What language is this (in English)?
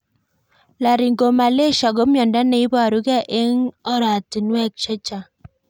Kalenjin